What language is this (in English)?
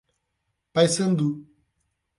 Portuguese